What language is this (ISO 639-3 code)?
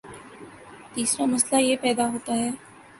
urd